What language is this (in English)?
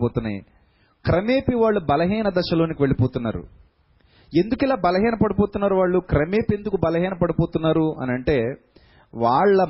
Telugu